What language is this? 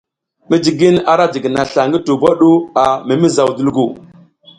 South Giziga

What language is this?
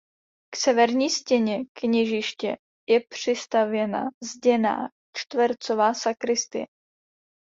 Czech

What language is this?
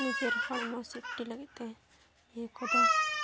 Santali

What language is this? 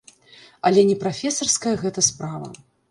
Belarusian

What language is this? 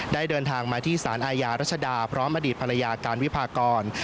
Thai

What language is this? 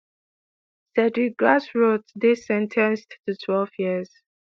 Nigerian Pidgin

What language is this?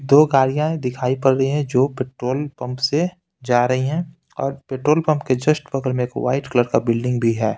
Hindi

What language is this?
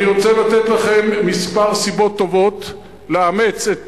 Hebrew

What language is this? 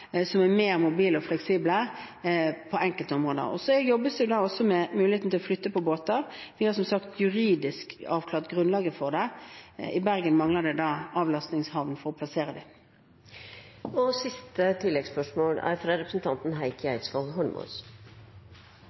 Norwegian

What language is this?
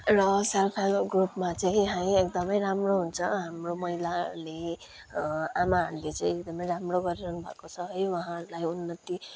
Nepali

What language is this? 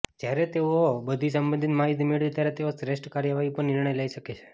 Gujarati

